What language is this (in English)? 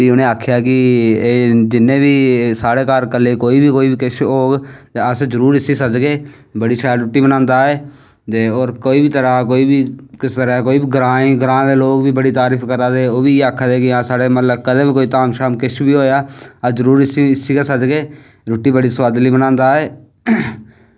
Dogri